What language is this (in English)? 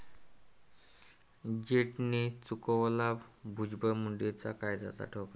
Marathi